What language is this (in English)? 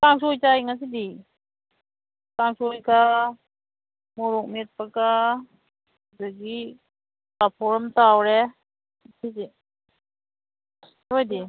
Manipuri